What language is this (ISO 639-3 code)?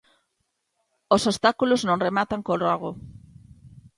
glg